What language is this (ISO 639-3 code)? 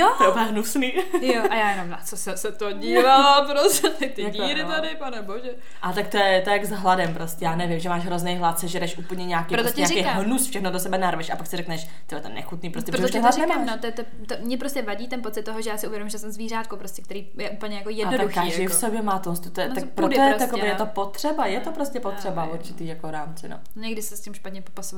ces